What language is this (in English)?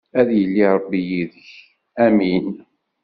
Kabyle